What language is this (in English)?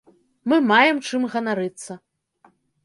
Belarusian